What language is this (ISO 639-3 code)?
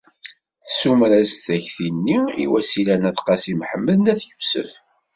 kab